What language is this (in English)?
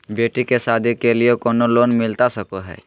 Magahi